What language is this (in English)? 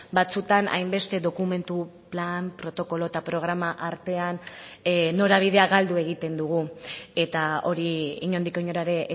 Basque